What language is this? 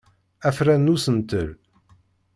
Kabyle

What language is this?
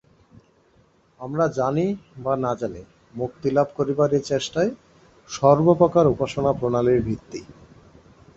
Bangla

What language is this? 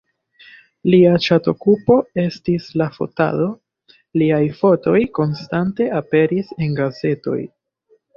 Esperanto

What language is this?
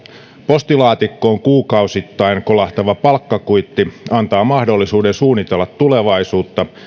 Finnish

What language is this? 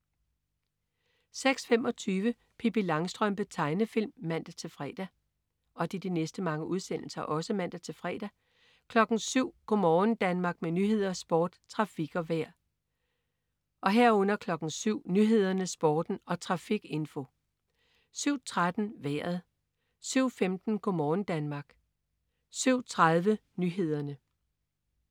Danish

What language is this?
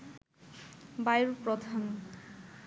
Bangla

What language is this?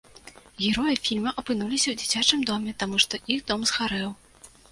Belarusian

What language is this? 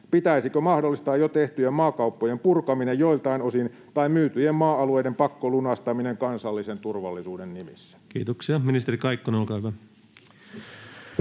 Finnish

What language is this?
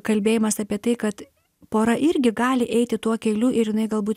Lithuanian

